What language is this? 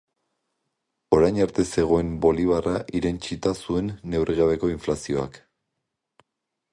Basque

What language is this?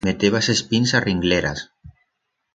Aragonese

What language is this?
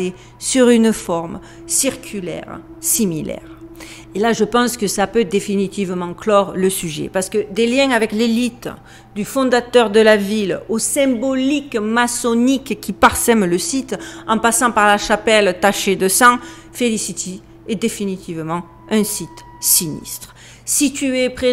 French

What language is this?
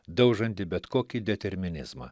Lithuanian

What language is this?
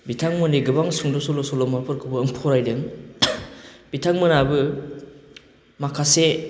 Bodo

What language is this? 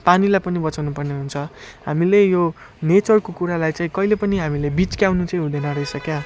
Nepali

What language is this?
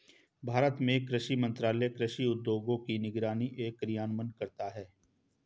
Hindi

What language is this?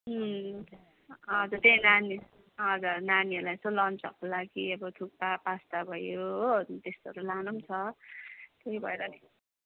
Nepali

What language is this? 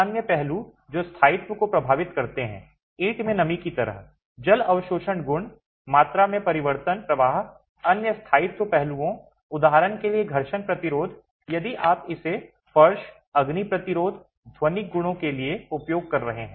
Hindi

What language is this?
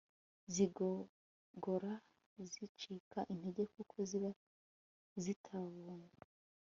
Kinyarwanda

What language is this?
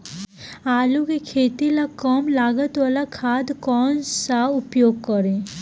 Bhojpuri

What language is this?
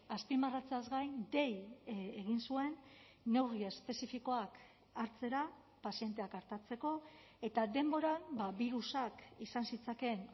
Basque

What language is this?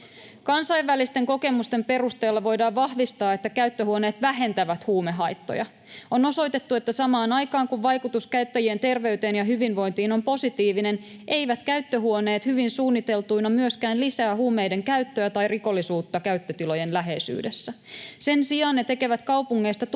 Finnish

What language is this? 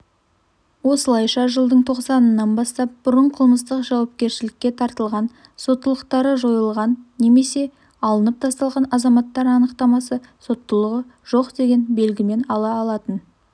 Kazakh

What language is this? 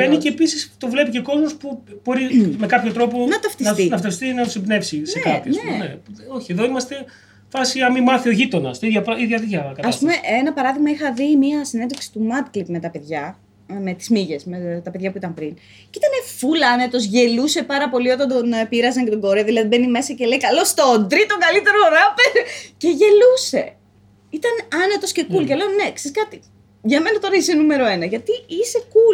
Greek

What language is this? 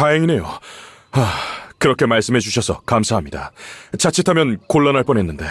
Korean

